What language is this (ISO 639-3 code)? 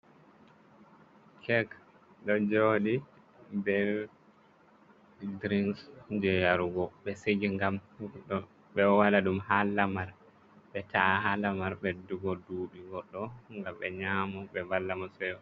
ful